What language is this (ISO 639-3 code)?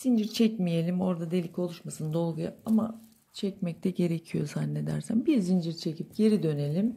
tur